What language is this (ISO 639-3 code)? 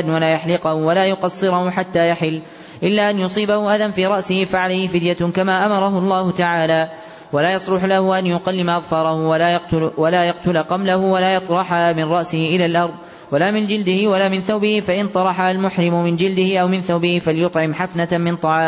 ara